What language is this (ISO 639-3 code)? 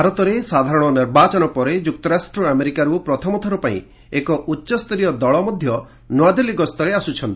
ori